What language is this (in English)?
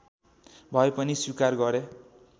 Nepali